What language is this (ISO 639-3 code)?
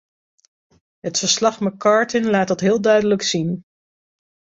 nld